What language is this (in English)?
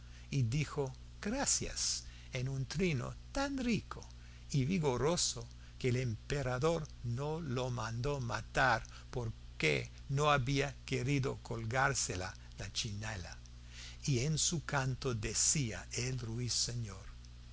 Spanish